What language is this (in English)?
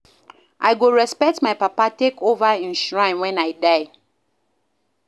Nigerian Pidgin